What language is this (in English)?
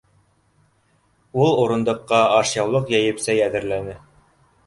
Bashkir